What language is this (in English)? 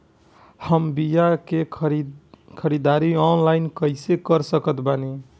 Bhojpuri